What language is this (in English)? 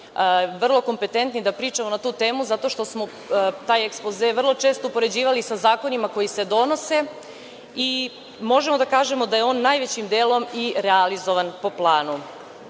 Serbian